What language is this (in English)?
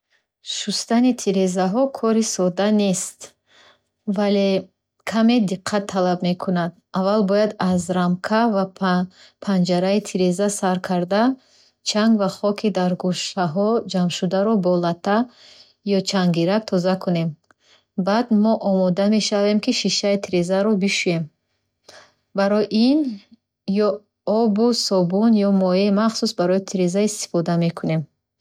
Bukharic